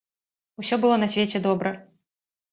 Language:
Belarusian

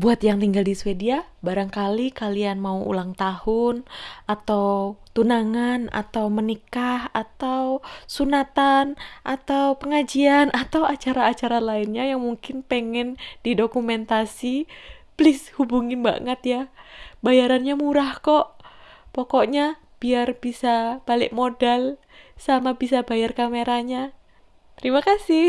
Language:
Indonesian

